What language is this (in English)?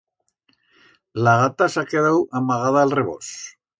Aragonese